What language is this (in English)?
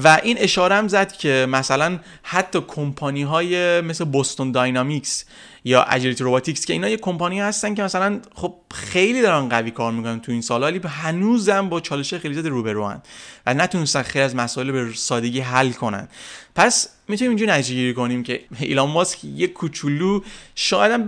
Persian